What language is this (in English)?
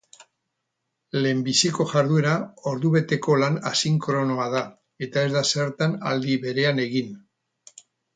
Basque